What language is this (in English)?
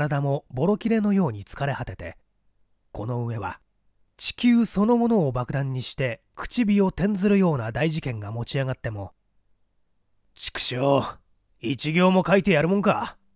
Japanese